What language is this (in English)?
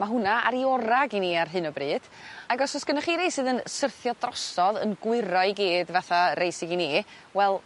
Welsh